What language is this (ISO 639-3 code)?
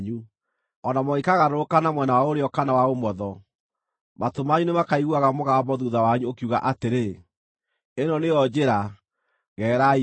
kik